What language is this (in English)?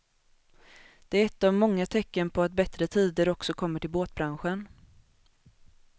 Swedish